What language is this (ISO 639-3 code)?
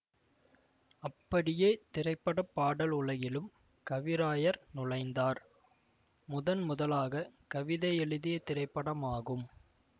tam